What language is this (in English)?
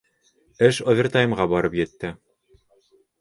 Bashkir